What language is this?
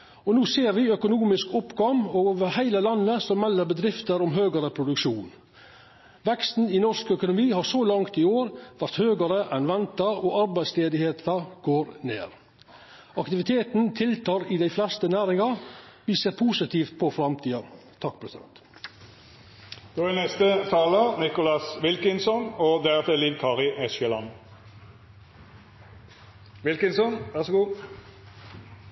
Norwegian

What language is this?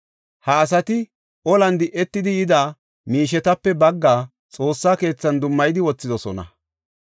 Gofa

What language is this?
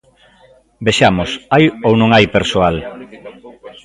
Galician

